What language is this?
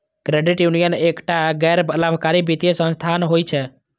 Maithili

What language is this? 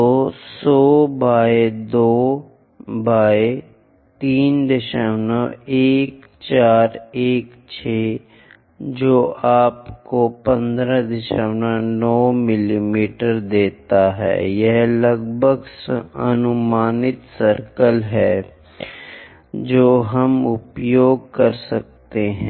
Hindi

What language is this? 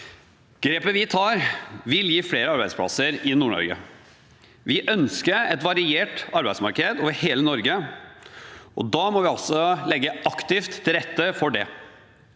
Norwegian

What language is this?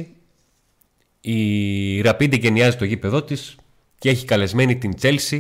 Greek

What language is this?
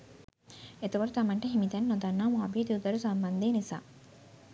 Sinhala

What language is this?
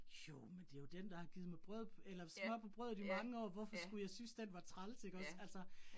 Danish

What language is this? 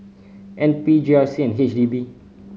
English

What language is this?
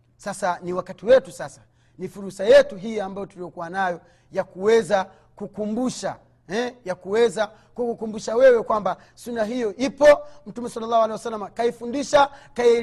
Swahili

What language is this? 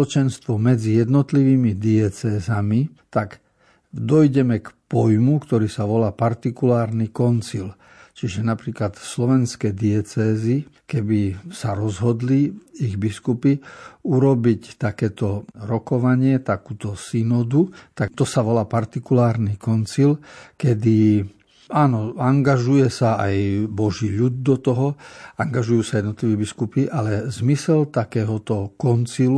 Slovak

